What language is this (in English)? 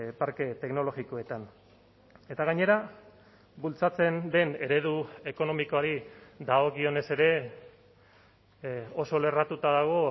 Basque